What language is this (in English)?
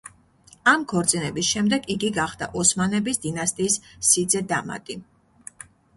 Georgian